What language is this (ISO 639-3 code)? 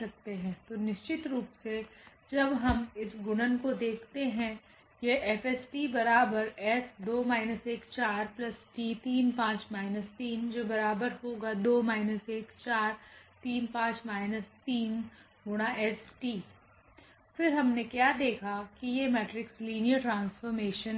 hin